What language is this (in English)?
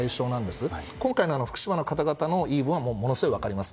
Japanese